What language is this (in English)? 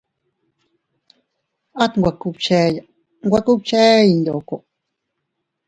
Teutila Cuicatec